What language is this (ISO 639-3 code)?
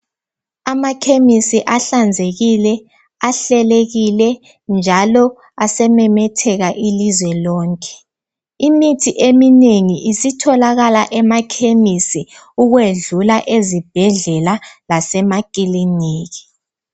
nde